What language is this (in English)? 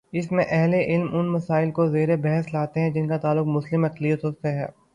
Urdu